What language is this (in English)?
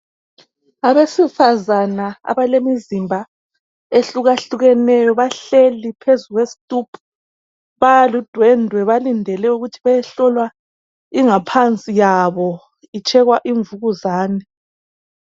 North Ndebele